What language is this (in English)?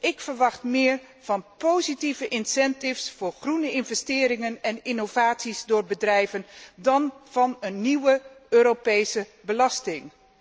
Dutch